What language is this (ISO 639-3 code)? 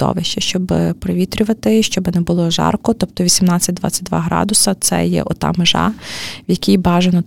ukr